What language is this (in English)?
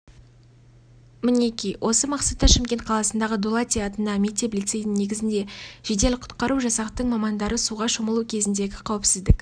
Kazakh